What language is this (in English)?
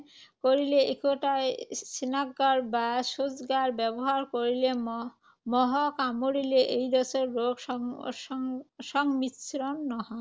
Assamese